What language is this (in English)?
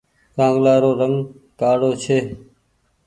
Goaria